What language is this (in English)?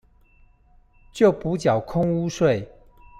Chinese